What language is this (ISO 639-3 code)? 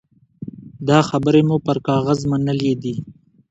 pus